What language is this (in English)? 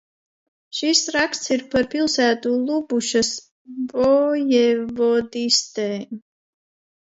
Latvian